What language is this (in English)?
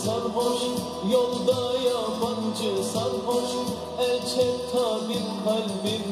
Dutch